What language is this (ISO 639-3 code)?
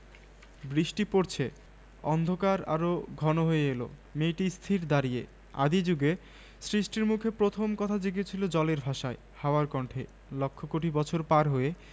ben